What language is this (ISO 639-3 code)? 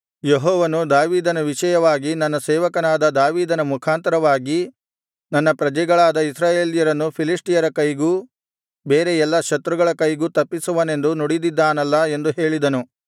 kan